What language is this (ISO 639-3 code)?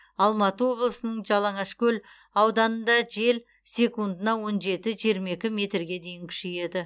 kaz